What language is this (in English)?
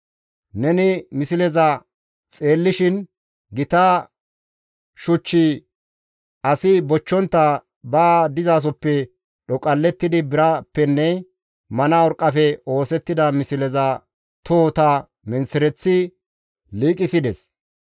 Gamo